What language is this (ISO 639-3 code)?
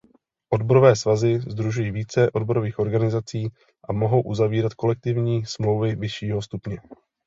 ces